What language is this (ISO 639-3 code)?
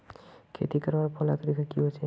mag